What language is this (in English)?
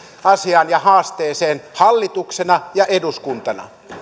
Finnish